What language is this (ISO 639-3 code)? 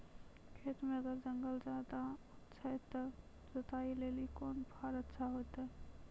mai